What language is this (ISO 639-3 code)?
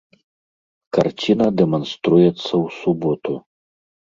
bel